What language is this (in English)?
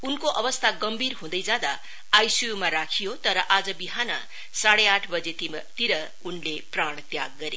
Nepali